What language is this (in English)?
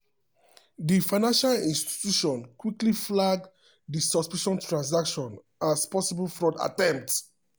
Nigerian Pidgin